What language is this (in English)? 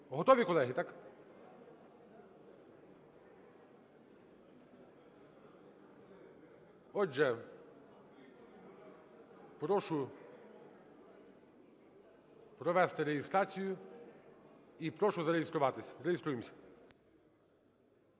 Ukrainian